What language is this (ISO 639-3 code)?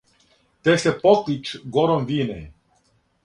srp